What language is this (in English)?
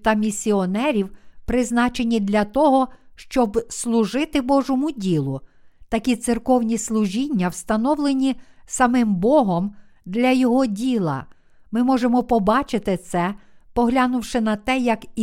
Ukrainian